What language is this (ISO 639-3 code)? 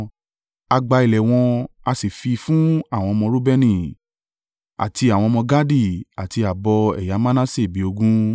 yor